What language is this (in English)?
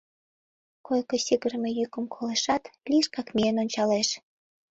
Mari